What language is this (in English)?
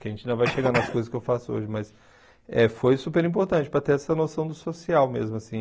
Portuguese